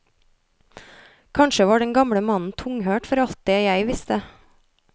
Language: Norwegian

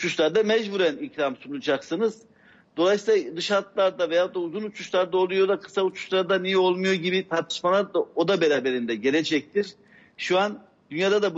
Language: Turkish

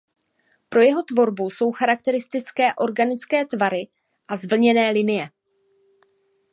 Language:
Czech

